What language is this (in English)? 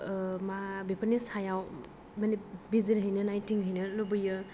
Bodo